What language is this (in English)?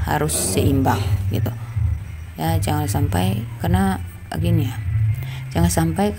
Indonesian